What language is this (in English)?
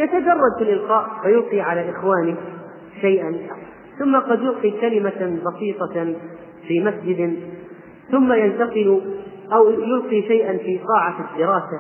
Arabic